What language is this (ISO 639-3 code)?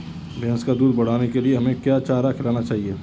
hin